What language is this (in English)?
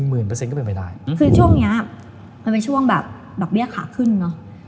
Thai